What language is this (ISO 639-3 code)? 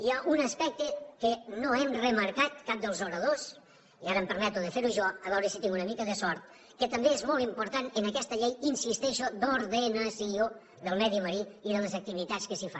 cat